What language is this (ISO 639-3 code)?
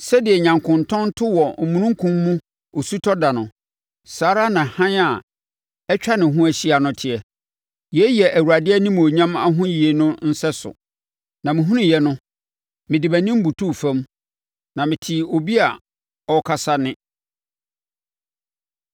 aka